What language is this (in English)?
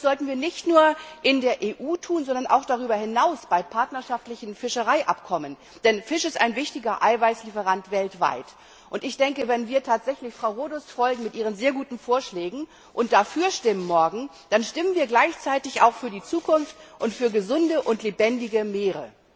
German